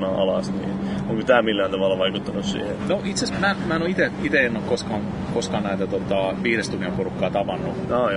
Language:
Finnish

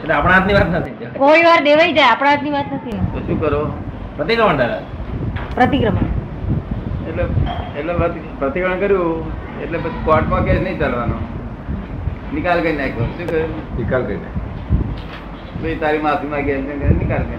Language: Gujarati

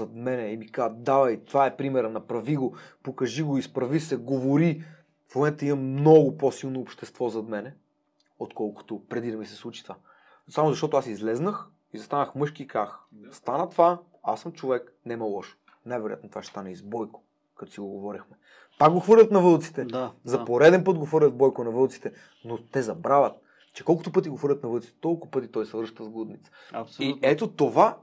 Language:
Bulgarian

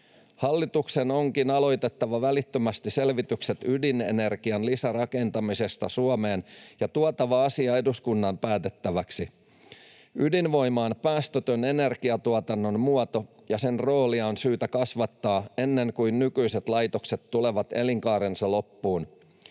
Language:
Finnish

